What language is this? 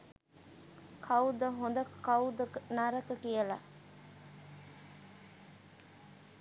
Sinhala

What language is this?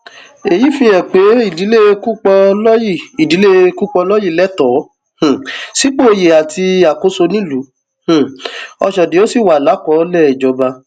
Yoruba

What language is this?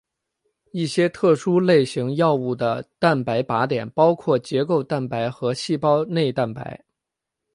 Chinese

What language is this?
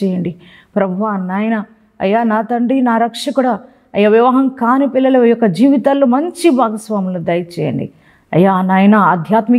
Telugu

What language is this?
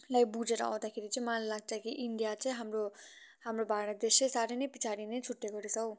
Nepali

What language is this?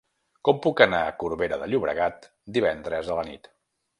Catalan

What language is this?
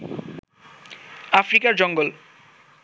Bangla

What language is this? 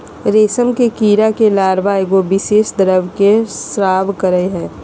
Magahi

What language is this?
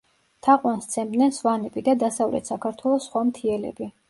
Georgian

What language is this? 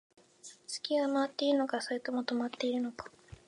Japanese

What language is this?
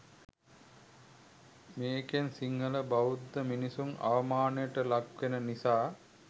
Sinhala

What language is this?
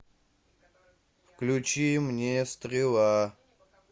Russian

